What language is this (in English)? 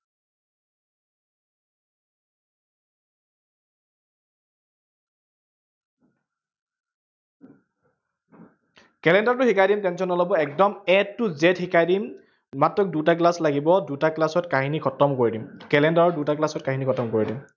Assamese